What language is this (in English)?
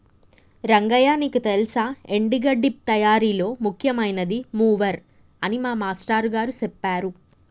Telugu